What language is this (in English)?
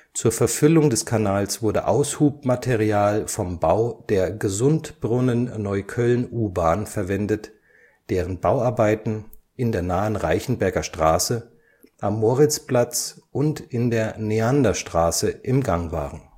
German